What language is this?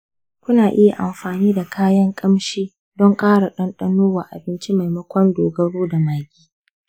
Hausa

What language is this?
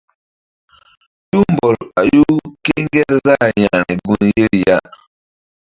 Mbum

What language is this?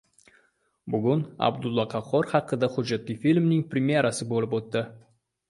Uzbek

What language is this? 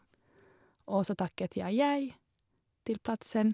Norwegian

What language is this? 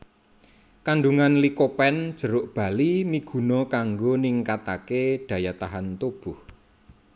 Javanese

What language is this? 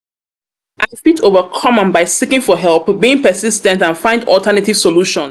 Nigerian Pidgin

